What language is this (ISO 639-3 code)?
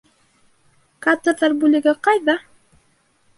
bak